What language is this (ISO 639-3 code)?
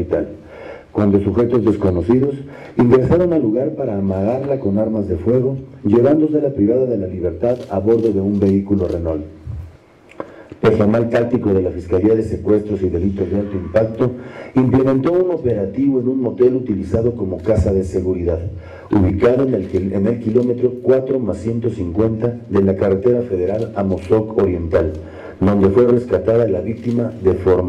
spa